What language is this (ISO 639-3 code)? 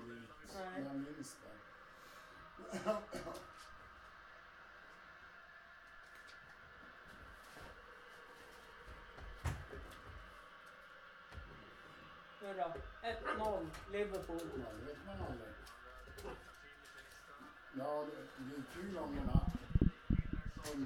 swe